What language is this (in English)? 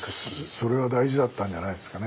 Japanese